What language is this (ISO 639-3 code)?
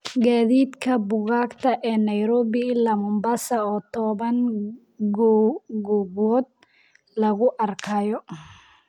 som